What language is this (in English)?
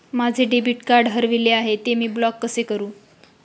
Marathi